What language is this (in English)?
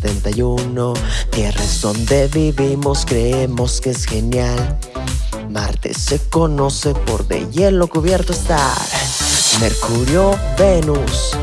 Spanish